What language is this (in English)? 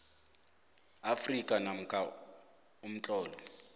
South Ndebele